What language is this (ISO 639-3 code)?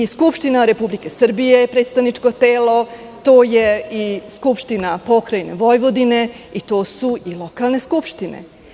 srp